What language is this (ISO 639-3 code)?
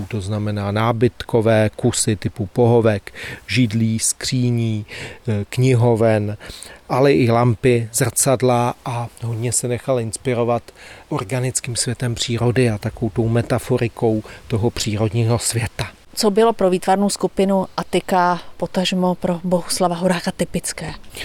ces